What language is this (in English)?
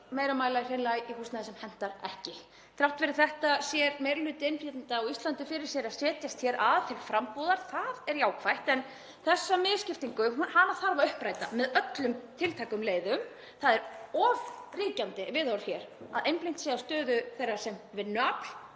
Icelandic